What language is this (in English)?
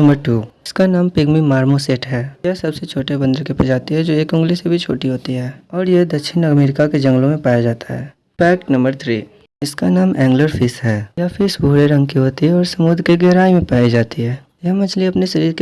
Hindi